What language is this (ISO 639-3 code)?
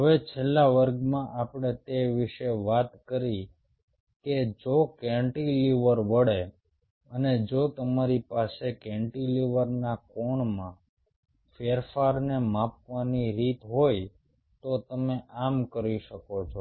guj